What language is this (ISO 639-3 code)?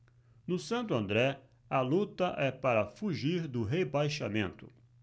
por